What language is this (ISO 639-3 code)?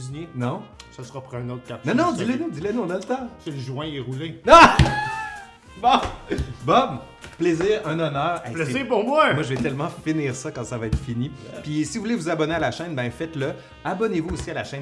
fra